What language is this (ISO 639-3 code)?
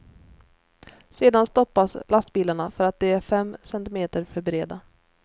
swe